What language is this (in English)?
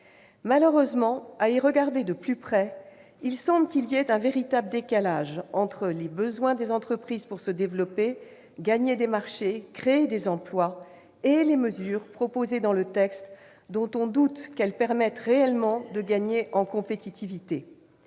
French